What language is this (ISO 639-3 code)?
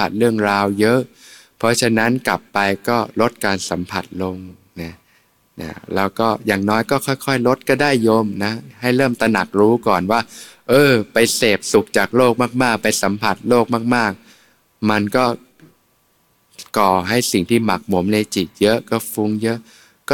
tha